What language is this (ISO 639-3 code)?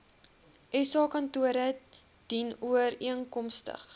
afr